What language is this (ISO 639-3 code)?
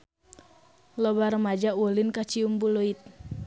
sun